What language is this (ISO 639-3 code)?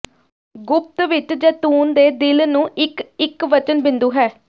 pan